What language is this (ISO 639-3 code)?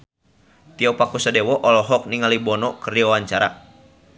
sun